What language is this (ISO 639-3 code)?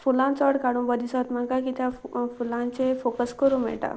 kok